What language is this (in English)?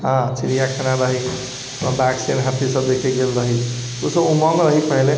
Maithili